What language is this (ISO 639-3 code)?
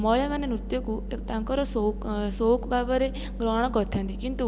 ori